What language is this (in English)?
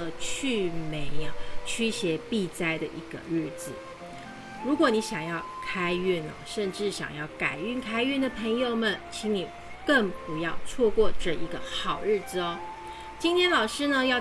Chinese